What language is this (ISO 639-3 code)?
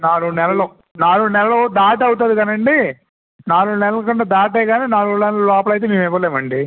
tel